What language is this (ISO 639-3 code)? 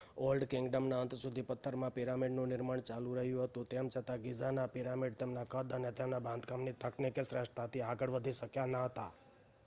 guj